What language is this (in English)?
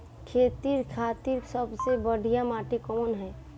Bhojpuri